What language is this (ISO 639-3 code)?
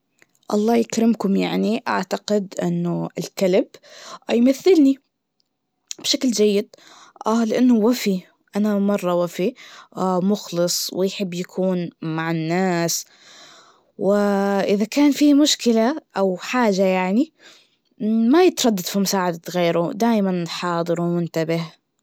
ars